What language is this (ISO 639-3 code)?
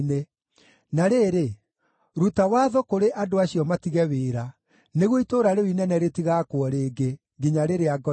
kik